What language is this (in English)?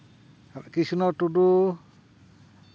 Santali